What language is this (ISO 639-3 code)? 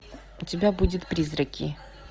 rus